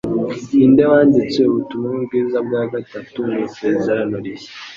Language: Kinyarwanda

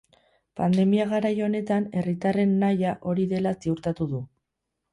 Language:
Basque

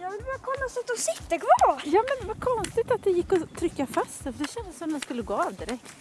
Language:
Swedish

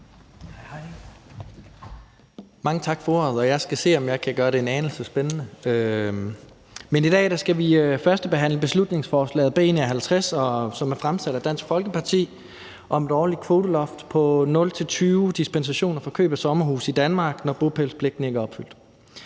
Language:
Danish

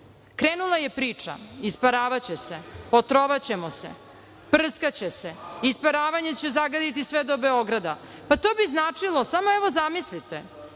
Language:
Serbian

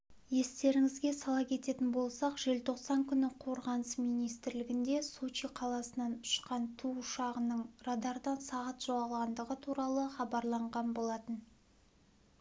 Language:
Kazakh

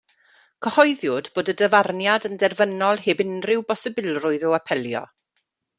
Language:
Welsh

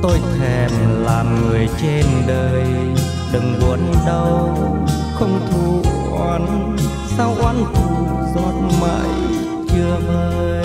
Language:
Vietnamese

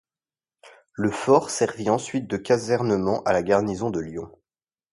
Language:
French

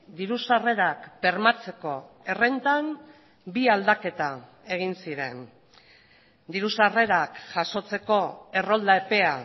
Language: Basque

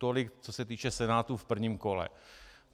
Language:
Czech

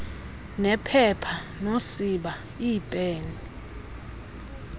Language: Xhosa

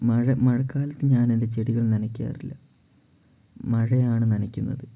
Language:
Malayalam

